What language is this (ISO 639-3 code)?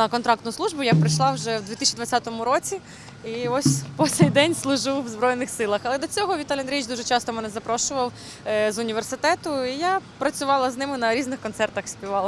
ukr